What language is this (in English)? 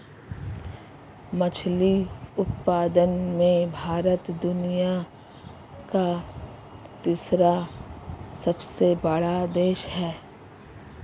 Hindi